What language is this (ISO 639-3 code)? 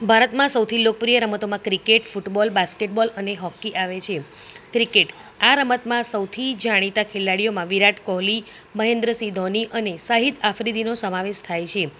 guj